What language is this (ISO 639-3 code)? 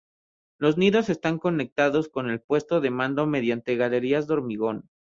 spa